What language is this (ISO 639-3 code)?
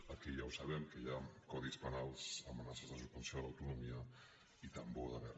cat